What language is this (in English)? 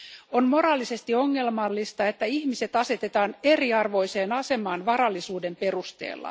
Finnish